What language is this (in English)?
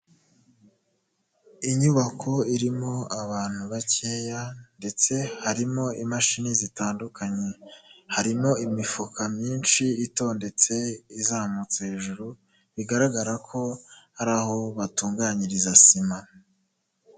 Kinyarwanda